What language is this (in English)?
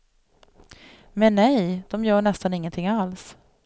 Swedish